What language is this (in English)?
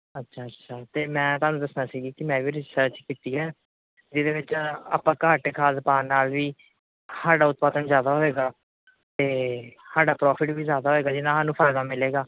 Punjabi